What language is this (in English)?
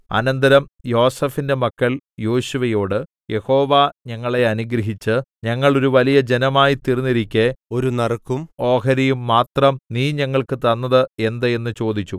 Malayalam